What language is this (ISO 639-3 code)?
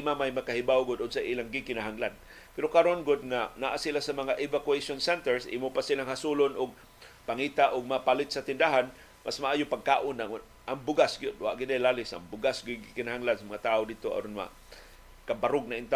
fil